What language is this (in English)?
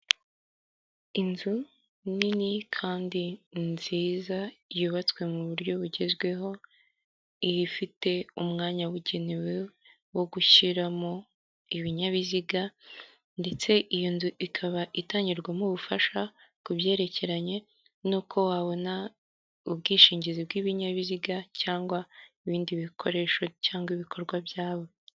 Kinyarwanda